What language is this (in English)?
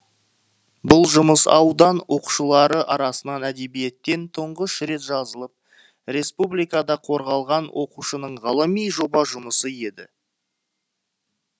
Kazakh